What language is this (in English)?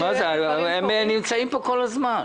Hebrew